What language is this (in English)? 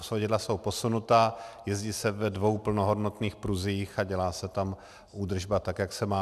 Czech